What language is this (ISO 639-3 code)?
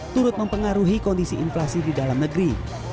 ind